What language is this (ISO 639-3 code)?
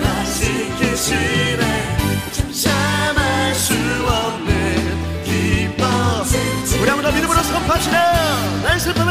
kor